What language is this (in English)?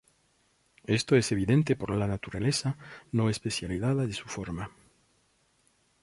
Spanish